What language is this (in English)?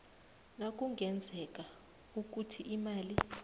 South Ndebele